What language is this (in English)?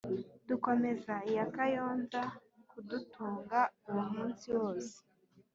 Kinyarwanda